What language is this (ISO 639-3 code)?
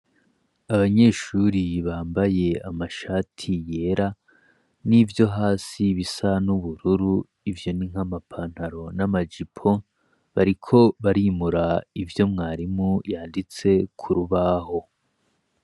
run